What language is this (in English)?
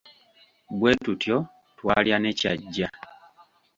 Ganda